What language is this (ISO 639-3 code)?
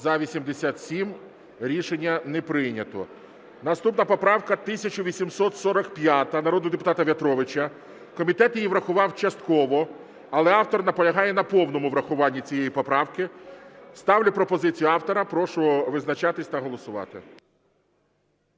ukr